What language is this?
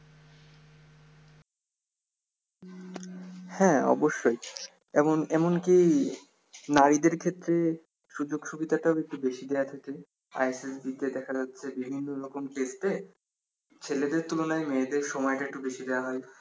Bangla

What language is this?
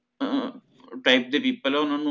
Punjabi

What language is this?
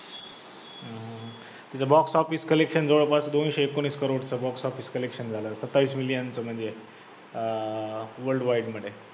Marathi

